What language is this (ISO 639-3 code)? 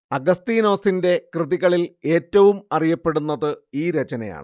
mal